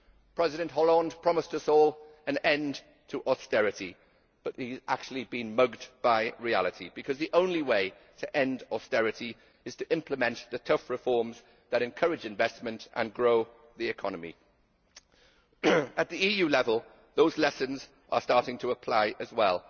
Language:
English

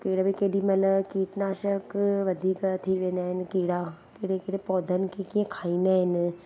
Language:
Sindhi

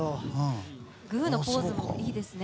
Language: Japanese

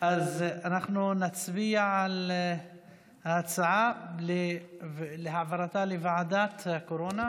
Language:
Hebrew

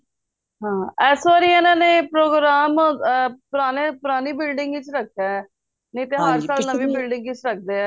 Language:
Punjabi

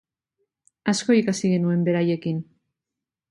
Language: Basque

